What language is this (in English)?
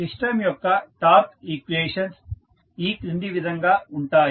Telugu